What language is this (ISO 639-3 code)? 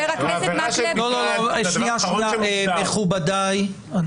heb